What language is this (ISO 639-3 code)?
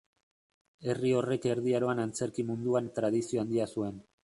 eus